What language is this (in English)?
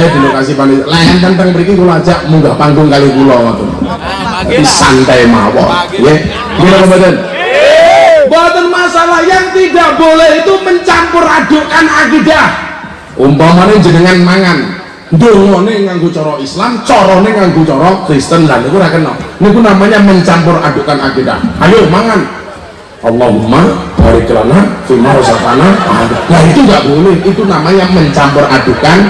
Indonesian